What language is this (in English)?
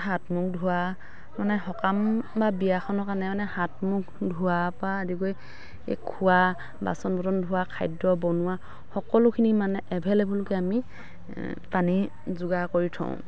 Assamese